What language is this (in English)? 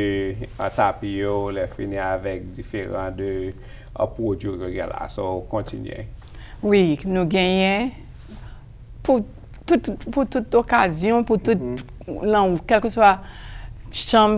French